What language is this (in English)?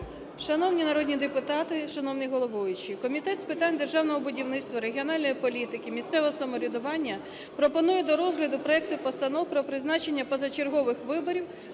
Ukrainian